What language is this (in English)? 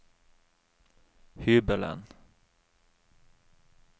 Norwegian